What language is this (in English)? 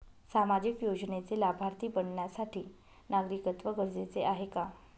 Marathi